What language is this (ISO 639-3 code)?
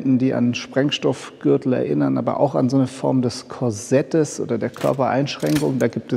deu